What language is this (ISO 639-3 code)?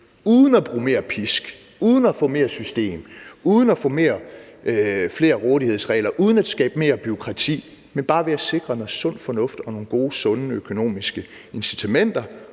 dan